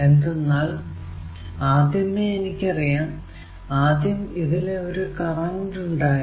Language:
Malayalam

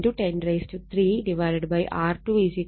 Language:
Malayalam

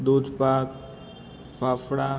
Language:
Gujarati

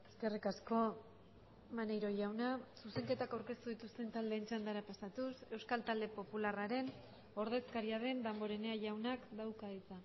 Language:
Basque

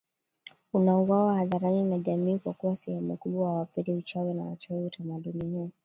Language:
Swahili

